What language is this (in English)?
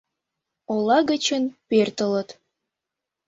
Mari